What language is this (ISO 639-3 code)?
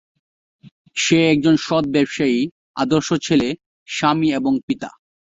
ben